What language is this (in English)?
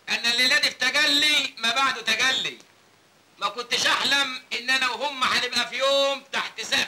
Arabic